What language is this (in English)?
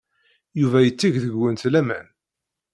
Kabyle